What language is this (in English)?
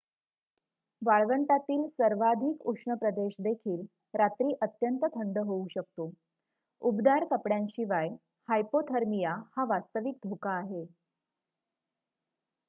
Marathi